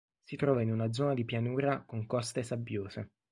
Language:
Italian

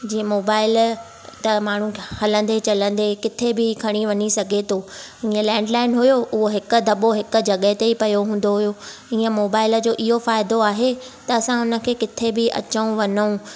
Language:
Sindhi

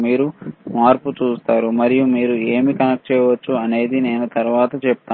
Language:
Telugu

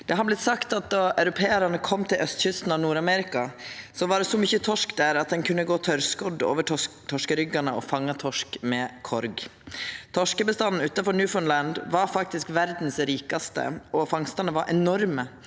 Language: Norwegian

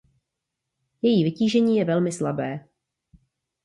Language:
Czech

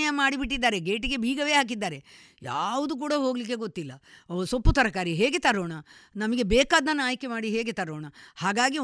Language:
Kannada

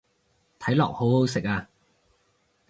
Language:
Cantonese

